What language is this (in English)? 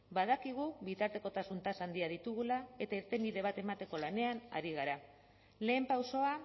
Basque